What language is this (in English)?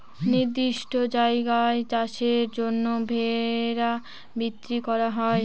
Bangla